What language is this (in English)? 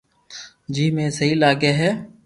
Loarki